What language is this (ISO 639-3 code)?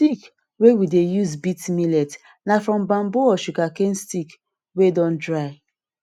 pcm